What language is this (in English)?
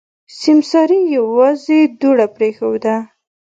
Pashto